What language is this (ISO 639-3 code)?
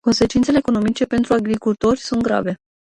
ron